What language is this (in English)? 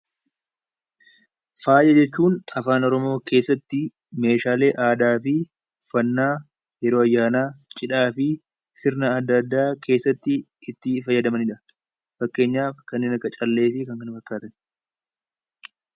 Oromo